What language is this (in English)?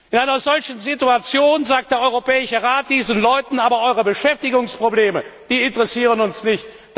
German